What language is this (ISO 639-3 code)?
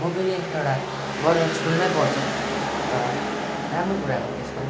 nep